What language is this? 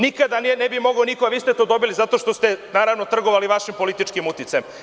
Serbian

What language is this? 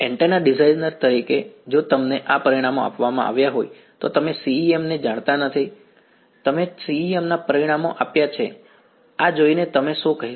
Gujarati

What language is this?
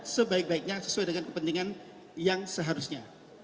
Indonesian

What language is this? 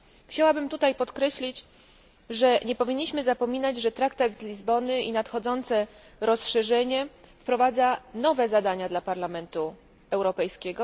Polish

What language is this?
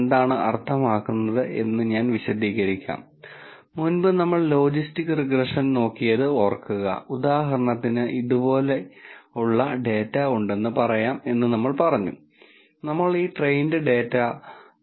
Malayalam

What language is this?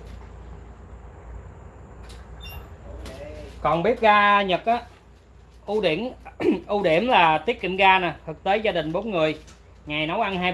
Vietnamese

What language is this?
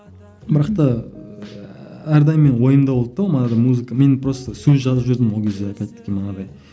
Kazakh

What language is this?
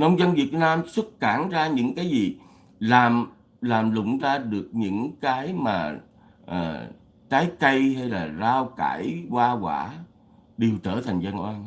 Vietnamese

